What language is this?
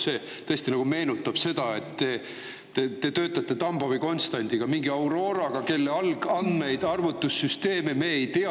Estonian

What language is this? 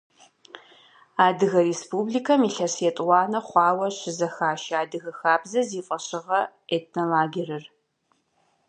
Kabardian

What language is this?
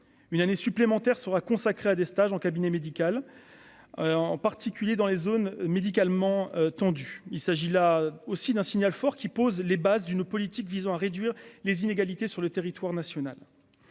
French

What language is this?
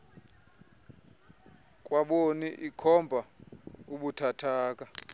Xhosa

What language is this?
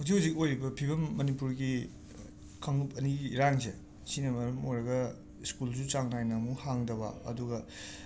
Manipuri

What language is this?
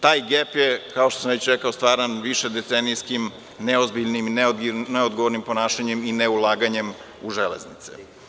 Serbian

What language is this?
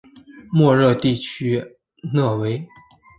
Chinese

